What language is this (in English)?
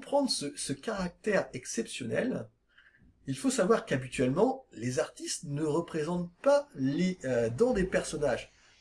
French